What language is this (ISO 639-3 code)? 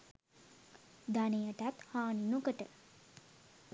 sin